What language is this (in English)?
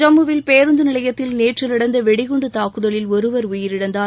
Tamil